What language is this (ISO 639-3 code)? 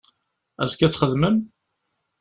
kab